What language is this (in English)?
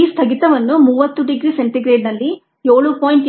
Kannada